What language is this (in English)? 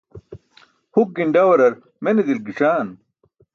Burushaski